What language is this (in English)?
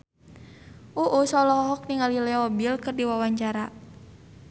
Sundanese